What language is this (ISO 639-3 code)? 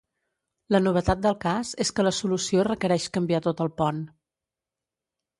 cat